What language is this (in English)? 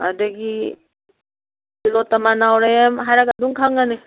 Manipuri